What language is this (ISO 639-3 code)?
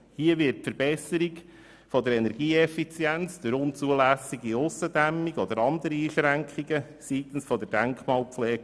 gsw